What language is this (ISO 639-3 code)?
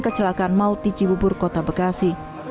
ind